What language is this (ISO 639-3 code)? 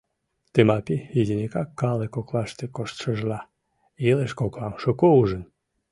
chm